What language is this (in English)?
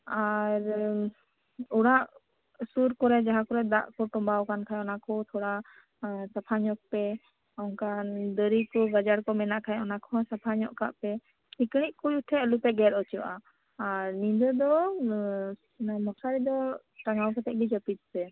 Santali